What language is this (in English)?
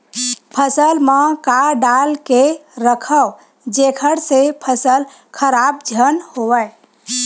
Chhattisgarhi